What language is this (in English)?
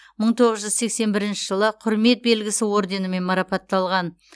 Kazakh